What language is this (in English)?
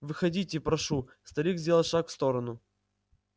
Russian